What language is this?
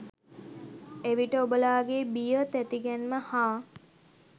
Sinhala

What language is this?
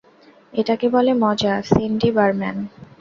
Bangla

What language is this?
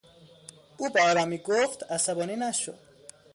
Persian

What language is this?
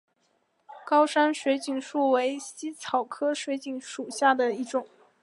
Chinese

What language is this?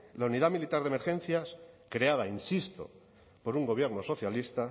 Spanish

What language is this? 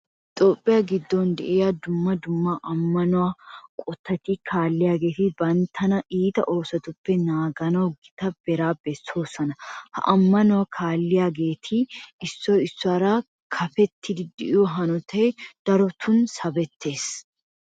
Wolaytta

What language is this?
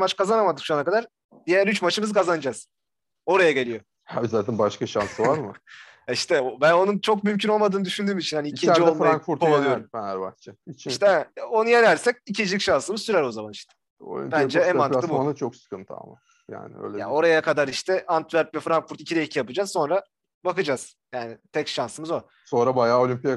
Turkish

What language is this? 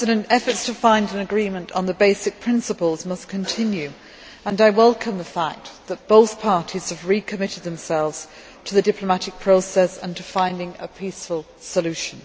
English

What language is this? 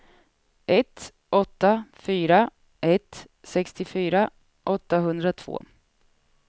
Swedish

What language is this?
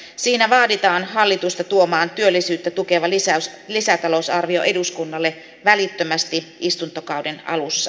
Finnish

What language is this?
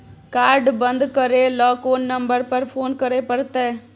Maithili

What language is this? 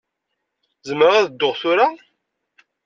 Kabyle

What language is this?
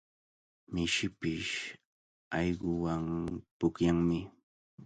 Cajatambo North Lima Quechua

